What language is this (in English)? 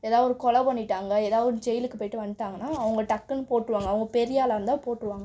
Tamil